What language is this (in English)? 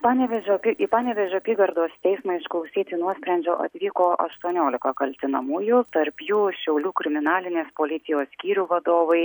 Lithuanian